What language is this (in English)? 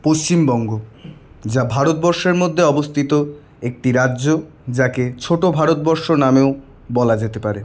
Bangla